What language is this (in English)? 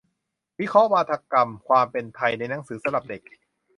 Thai